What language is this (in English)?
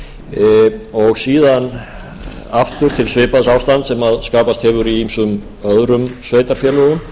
Icelandic